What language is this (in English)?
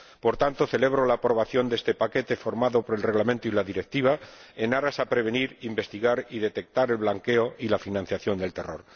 Spanish